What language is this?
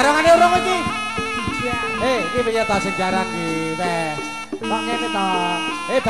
Indonesian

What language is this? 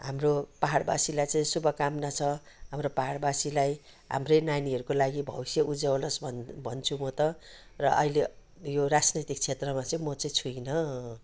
Nepali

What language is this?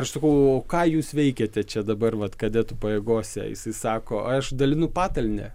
Lithuanian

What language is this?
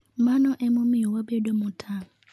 Luo (Kenya and Tanzania)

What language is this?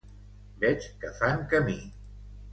Catalan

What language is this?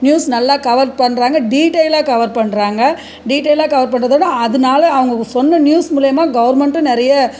Tamil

